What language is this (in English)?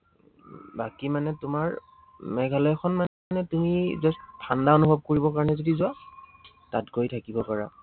Assamese